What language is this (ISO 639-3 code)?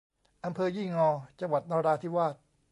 tha